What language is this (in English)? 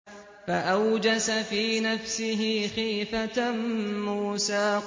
Arabic